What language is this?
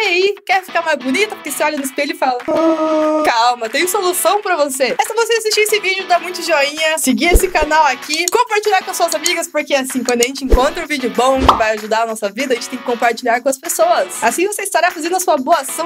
Portuguese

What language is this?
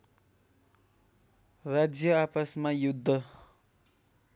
Nepali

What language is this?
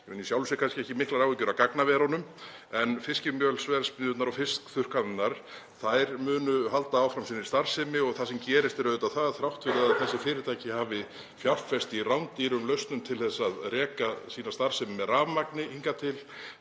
Icelandic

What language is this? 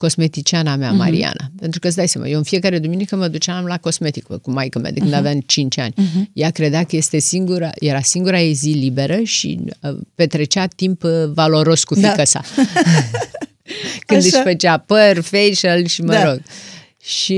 Romanian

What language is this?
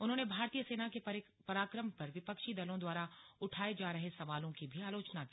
Hindi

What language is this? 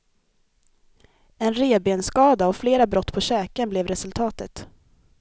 Swedish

